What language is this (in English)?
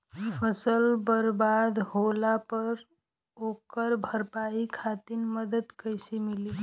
Bhojpuri